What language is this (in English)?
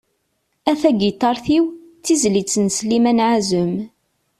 Kabyle